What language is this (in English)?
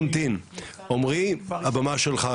Hebrew